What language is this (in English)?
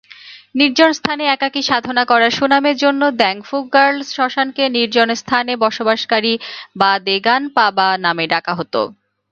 Bangla